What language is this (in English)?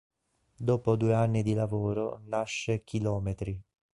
Italian